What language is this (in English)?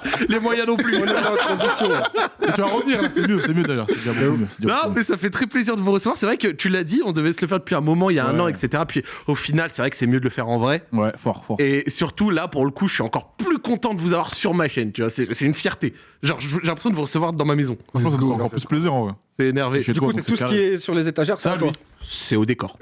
French